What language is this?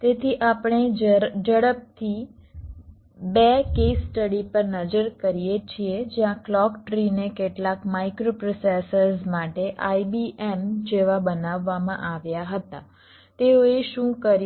Gujarati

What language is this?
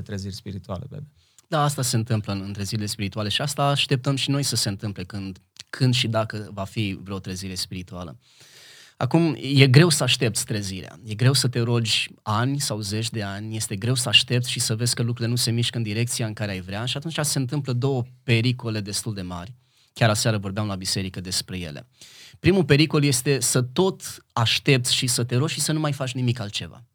Romanian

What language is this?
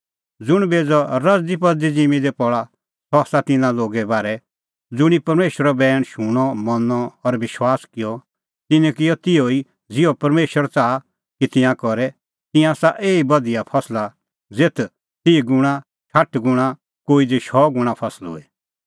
Kullu Pahari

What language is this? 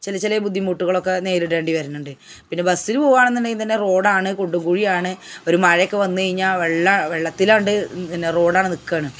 Malayalam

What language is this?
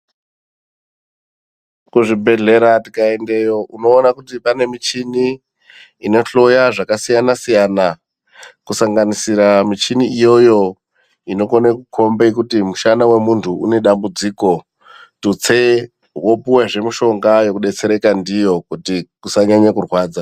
Ndau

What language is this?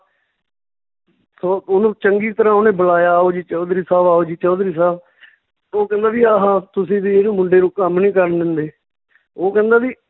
Punjabi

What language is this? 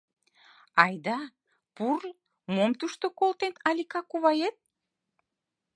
Mari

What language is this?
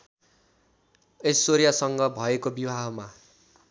Nepali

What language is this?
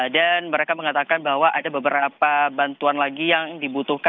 Indonesian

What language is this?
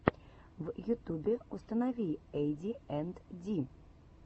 Russian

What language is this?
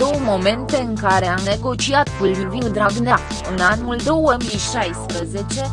Romanian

